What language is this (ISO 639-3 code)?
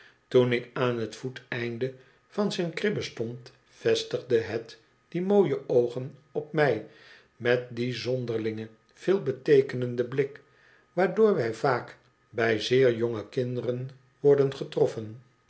nld